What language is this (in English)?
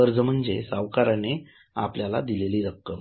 Marathi